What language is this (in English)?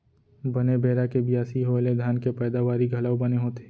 Chhattisgarhi